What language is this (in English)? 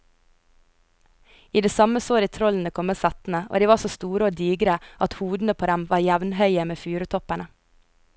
Norwegian